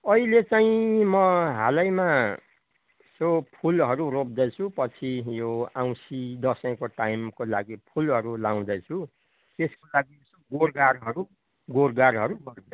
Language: Nepali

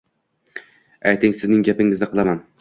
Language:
Uzbek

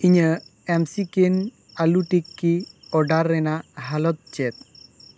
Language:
Santali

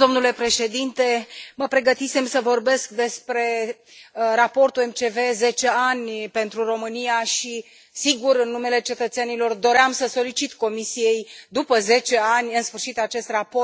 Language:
Romanian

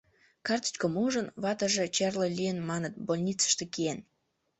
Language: Mari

